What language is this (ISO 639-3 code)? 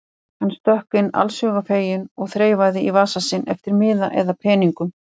isl